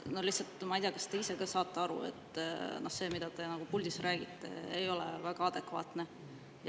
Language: Estonian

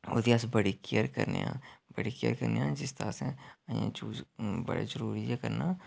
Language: Dogri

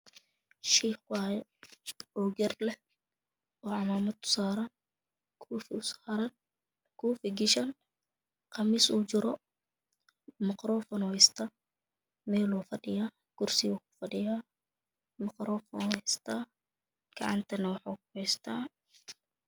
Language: Somali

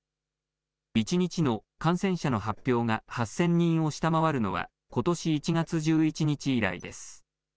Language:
Japanese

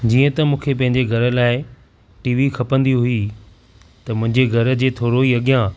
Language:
Sindhi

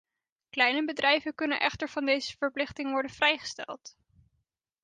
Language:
Dutch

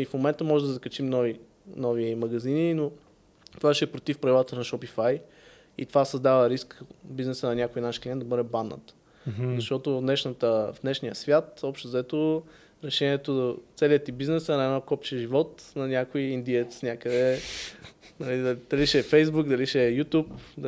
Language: Bulgarian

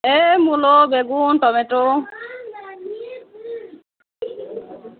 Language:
Bangla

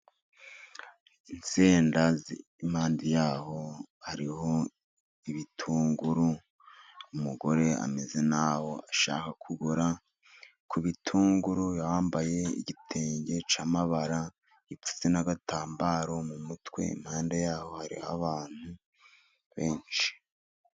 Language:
Kinyarwanda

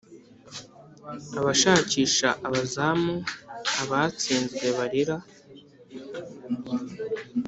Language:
Kinyarwanda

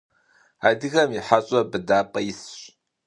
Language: Kabardian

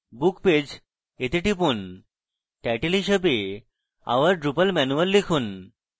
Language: Bangla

